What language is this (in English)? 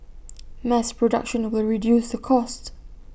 English